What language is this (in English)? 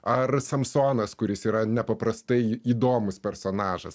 Lithuanian